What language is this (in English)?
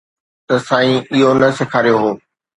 Sindhi